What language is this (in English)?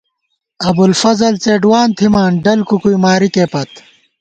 Gawar-Bati